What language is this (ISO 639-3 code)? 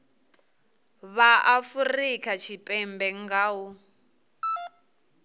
ven